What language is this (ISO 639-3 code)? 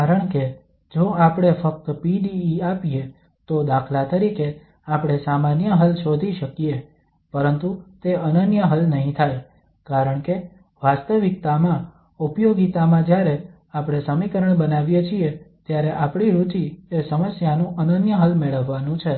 guj